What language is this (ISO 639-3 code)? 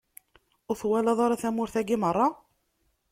kab